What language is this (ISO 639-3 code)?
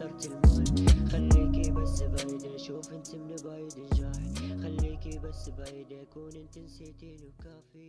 ara